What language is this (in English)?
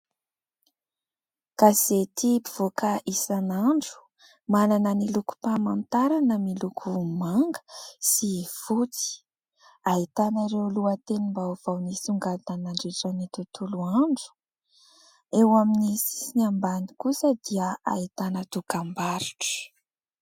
Malagasy